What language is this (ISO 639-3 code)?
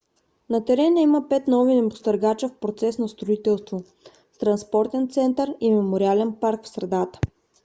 bul